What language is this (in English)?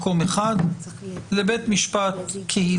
Hebrew